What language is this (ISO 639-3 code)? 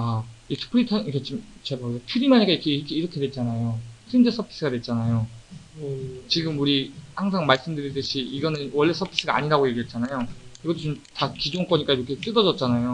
kor